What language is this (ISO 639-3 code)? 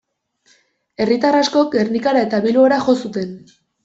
eus